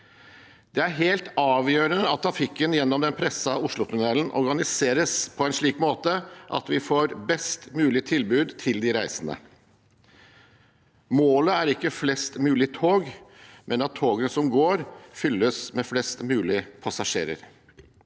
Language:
Norwegian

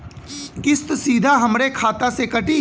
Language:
Bhojpuri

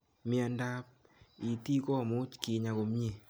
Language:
Kalenjin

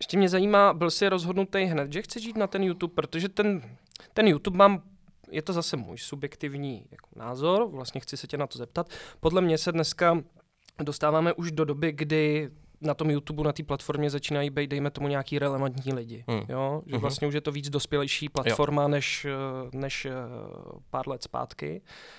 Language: Czech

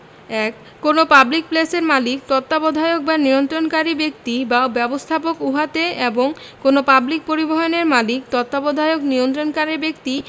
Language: Bangla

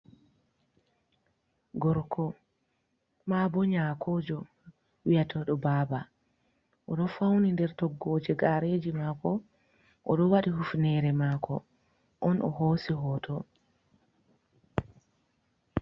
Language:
Fula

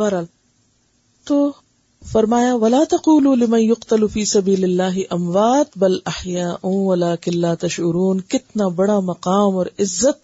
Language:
Urdu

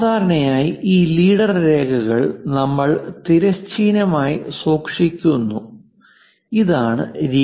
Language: Malayalam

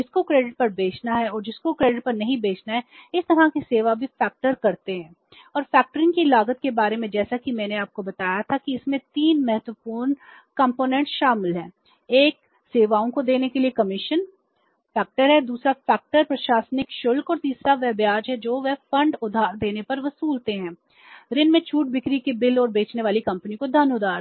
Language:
Hindi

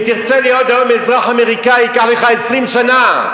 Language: Hebrew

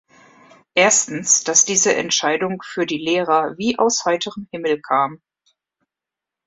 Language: German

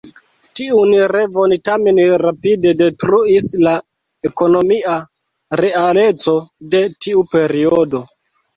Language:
Esperanto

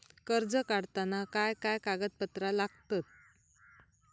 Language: Marathi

